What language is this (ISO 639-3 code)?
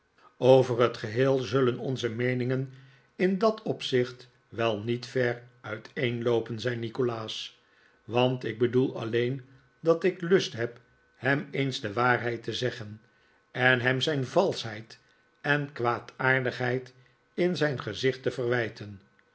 nld